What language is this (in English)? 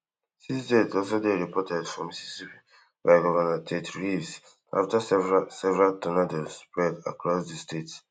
Nigerian Pidgin